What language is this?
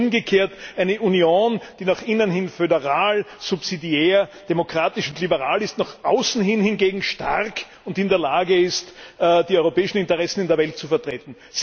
German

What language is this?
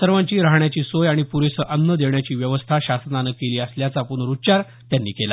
Marathi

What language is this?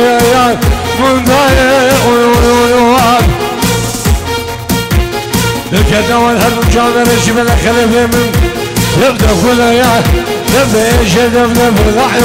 Arabic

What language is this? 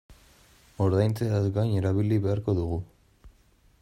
Basque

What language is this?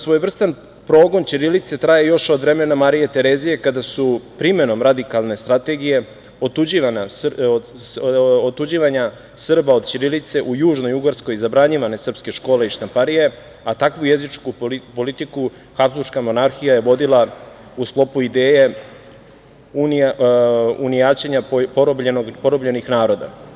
Serbian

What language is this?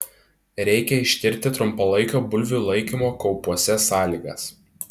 Lithuanian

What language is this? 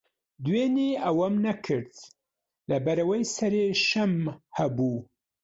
Central Kurdish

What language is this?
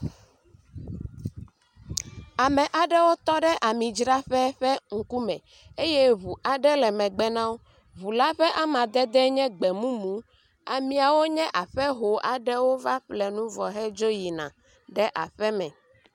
Ewe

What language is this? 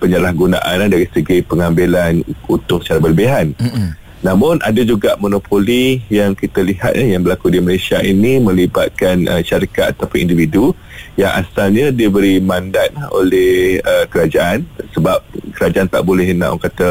Malay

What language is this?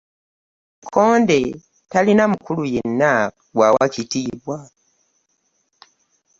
Ganda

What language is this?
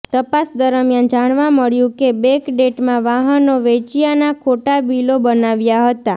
Gujarati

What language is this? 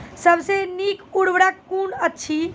Maithili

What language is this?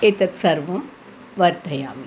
Sanskrit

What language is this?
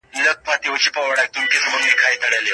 Pashto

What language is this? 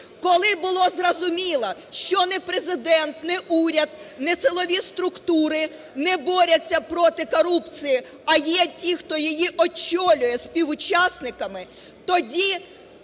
Ukrainian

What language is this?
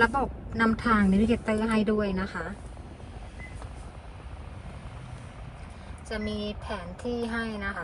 Thai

